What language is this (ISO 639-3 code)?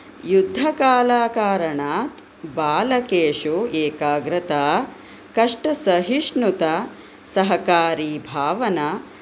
san